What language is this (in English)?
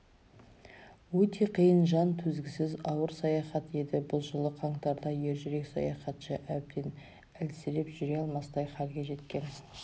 Kazakh